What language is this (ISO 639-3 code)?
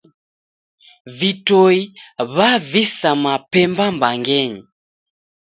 dav